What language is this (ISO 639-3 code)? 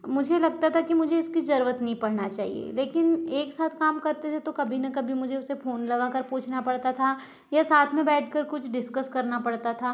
hin